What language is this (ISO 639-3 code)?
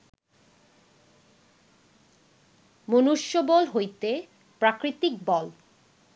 ben